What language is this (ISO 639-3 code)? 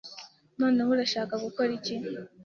kin